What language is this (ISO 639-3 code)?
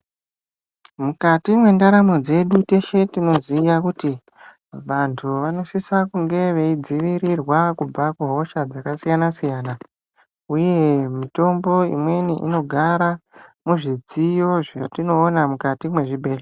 ndc